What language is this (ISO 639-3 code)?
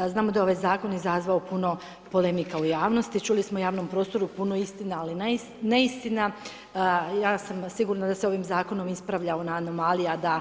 hrv